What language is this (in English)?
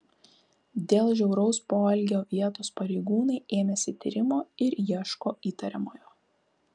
Lithuanian